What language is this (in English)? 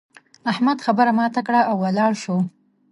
Pashto